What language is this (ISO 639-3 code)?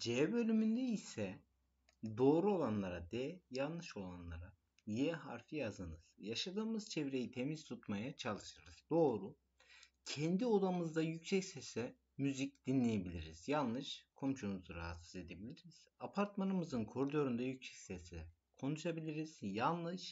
tur